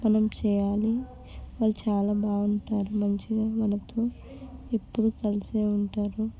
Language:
Telugu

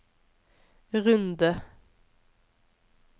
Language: Norwegian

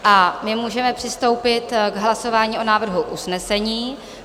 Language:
Czech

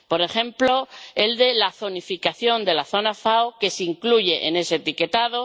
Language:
Spanish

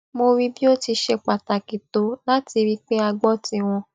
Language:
Yoruba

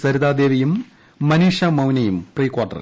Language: Malayalam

